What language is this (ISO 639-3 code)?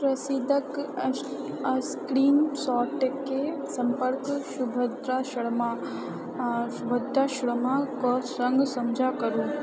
mai